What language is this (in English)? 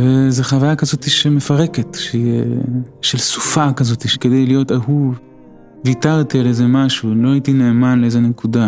Hebrew